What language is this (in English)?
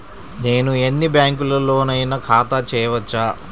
Telugu